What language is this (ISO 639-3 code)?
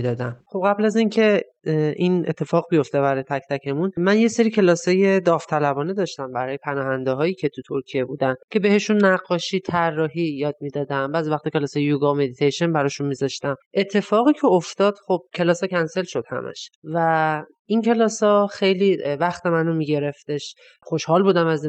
fas